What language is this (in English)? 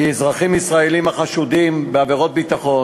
Hebrew